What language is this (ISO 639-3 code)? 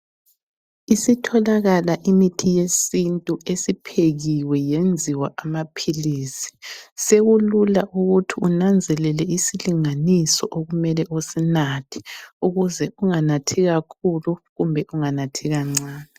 nde